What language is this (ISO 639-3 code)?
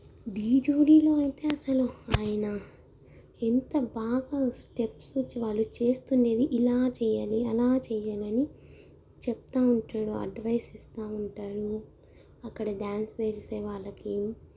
tel